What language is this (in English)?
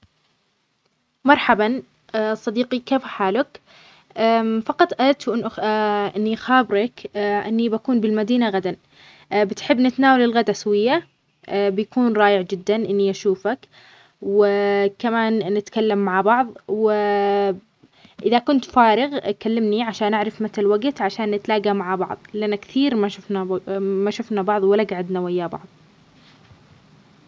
Omani Arabic